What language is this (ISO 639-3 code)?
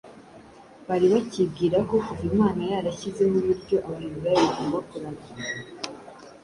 kin